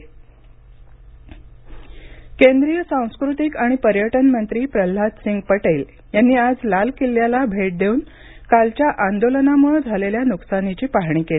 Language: Marathi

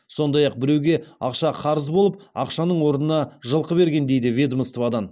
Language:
Kazakh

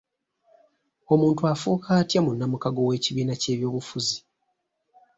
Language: Ganda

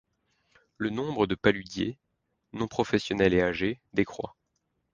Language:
French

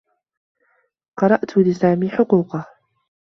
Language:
Arabic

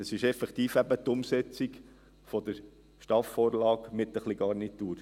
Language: Swiss German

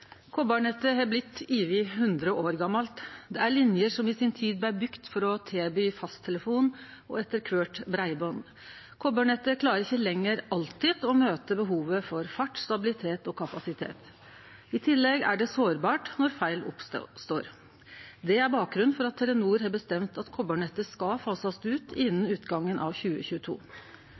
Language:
Norwegian Nynorsk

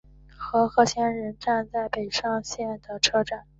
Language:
Chinese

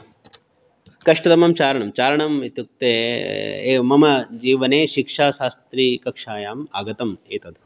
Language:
Sanskrit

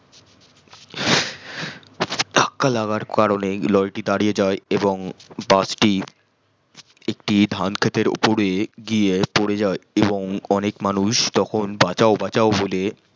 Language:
Bangla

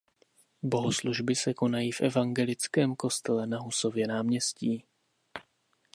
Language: Czech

